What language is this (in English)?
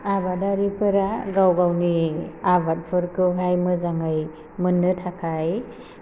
Bodo